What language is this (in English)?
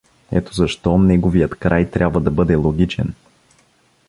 Bulgarian